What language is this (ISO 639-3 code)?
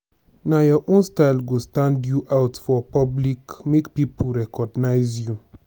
pcm